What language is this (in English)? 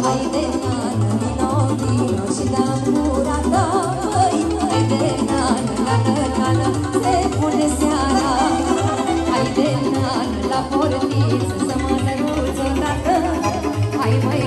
Romanian